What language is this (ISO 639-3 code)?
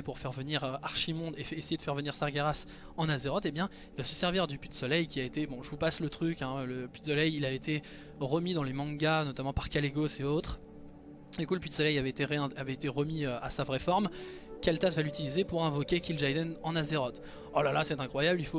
fra